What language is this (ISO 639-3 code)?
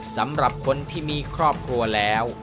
tha